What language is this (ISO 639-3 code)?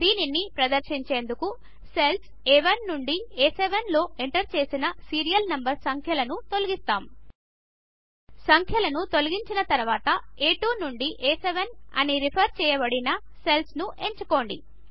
tel